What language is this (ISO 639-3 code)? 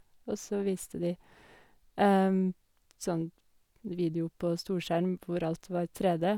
nor